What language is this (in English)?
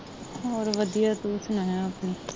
Punjabi